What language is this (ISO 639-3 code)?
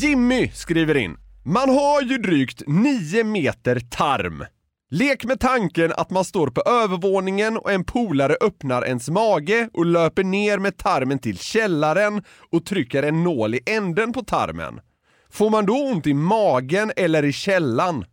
swe